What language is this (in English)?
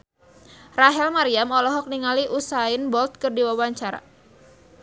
Sundanese